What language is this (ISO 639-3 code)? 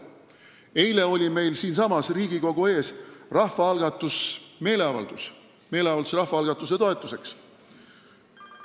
est